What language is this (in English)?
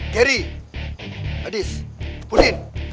Indonesian